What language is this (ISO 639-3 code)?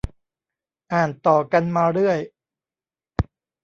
tha